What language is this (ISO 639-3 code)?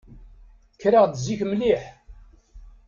kab